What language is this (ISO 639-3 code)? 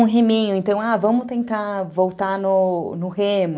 por